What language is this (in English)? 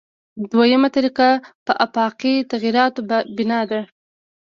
Pashto